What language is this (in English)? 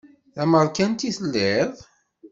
Kabyle